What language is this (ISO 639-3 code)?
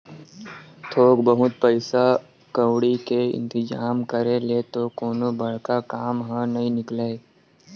hne